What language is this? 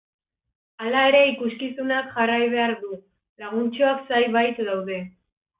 Basque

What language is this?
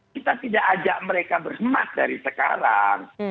Indonesian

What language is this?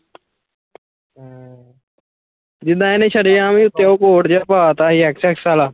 Punjabi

